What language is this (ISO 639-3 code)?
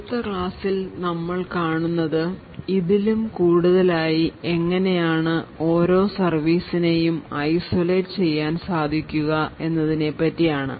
mal